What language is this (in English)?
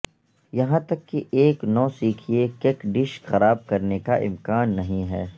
Urdu